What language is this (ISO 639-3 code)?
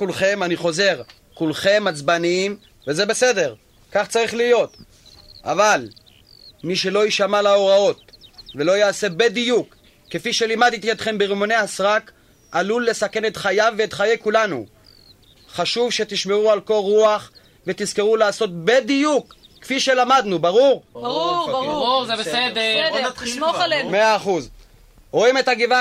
heb